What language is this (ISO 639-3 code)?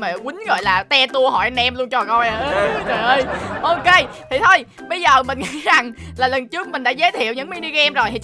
vie